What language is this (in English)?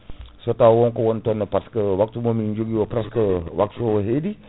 Fula